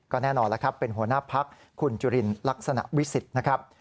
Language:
Thai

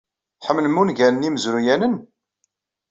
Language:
Kabyle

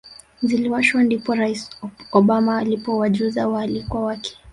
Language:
Swahili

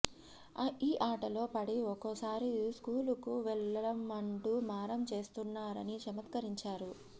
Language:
Telugu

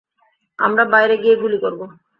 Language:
Bangla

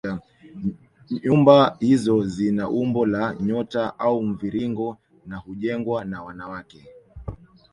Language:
Swahili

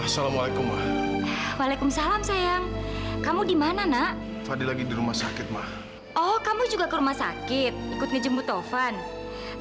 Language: Indonesian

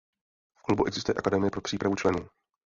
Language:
Czech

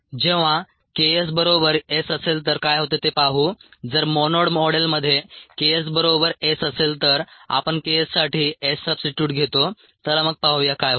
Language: Marathi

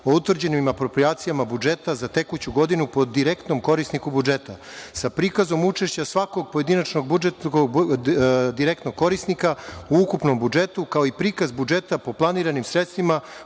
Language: Serbian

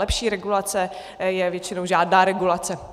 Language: Czech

